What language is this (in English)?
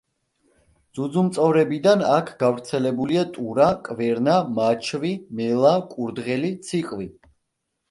Georgian